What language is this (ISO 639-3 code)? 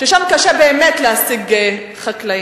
heb